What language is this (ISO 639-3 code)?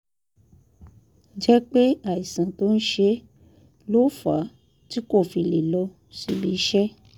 yor